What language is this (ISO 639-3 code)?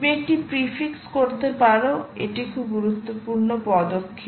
ben